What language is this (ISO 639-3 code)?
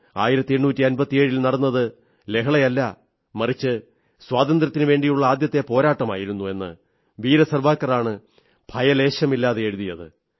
mal